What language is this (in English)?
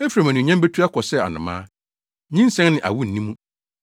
Akan